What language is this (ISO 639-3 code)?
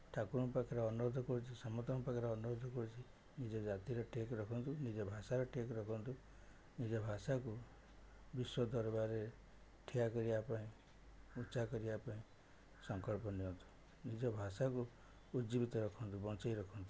ori